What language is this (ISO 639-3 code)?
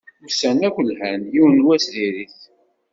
kab